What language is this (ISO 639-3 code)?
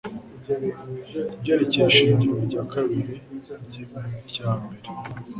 kin